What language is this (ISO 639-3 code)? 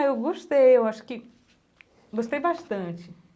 por